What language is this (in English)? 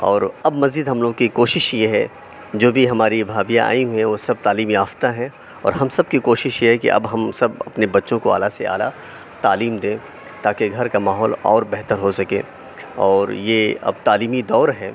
Urdu